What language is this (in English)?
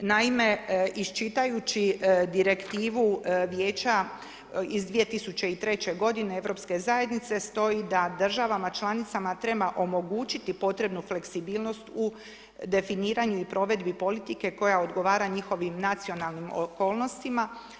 Croatian